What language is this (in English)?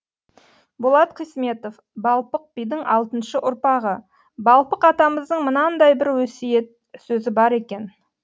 Kazakh